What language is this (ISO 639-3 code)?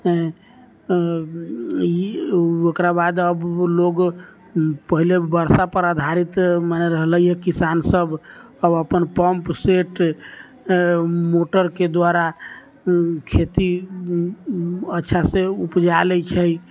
mai